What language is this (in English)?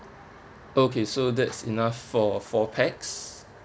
English